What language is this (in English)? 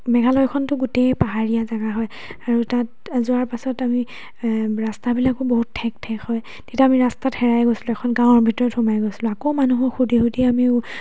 Assamese